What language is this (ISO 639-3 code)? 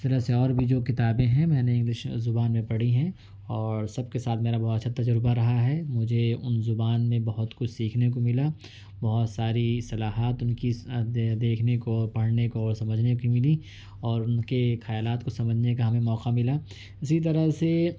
urd